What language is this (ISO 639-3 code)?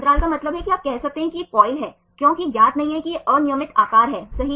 hin